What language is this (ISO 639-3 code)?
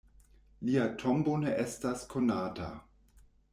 epo